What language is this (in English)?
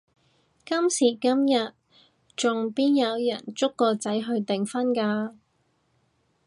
Cantonese